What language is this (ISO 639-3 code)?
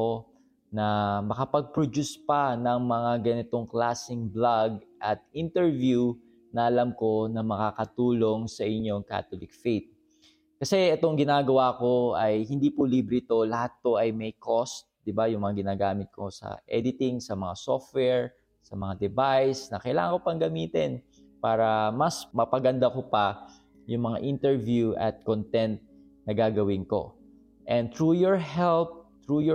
fil